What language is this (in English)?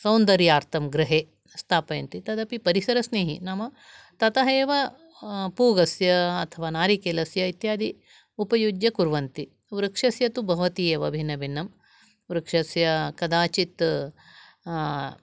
Sanskrit